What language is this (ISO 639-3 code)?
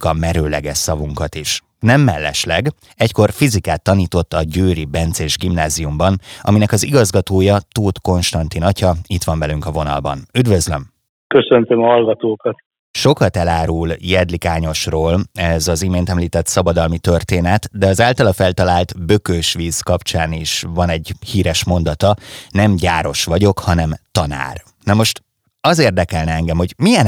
hun